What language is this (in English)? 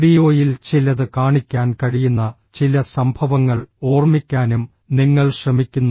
Malayalam